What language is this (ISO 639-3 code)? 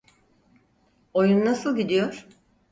tur